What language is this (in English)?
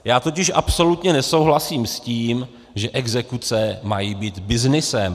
Czech